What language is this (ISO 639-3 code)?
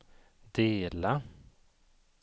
swe